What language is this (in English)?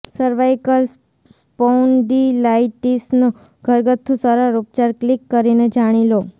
Gujarati